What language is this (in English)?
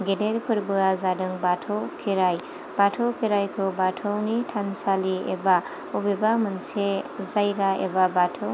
Bodo